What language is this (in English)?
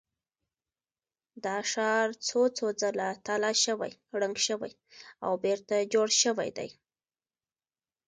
Pashto